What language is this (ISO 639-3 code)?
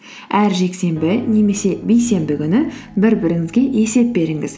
kaz